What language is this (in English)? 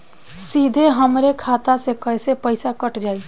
Bhojpuri